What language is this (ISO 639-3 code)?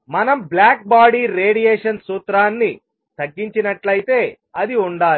tel